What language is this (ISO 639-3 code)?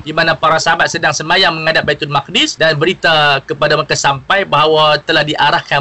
msa